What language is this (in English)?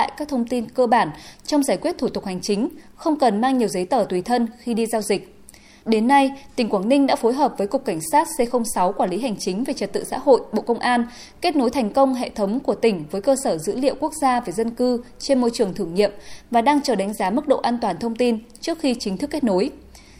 Vietnamese